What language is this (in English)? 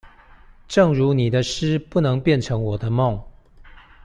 Chinese